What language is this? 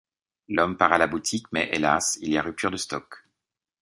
French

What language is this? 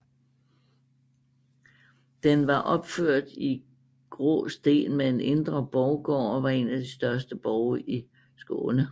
Danish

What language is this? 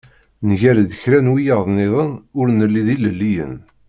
Kabyle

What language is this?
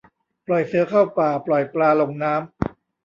Thai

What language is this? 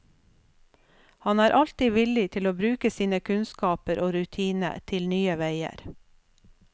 Norwegian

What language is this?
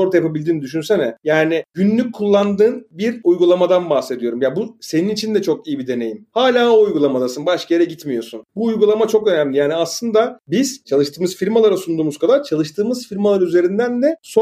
Turkish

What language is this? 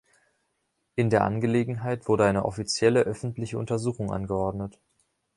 German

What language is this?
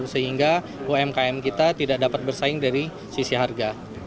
Indonesian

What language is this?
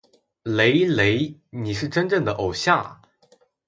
Chinese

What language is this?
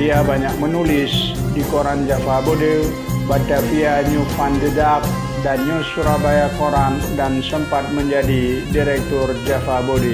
Indonesian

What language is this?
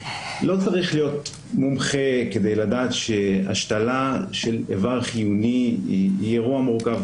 Hebrew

